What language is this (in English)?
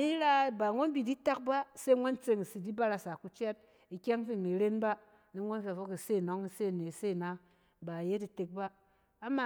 Cen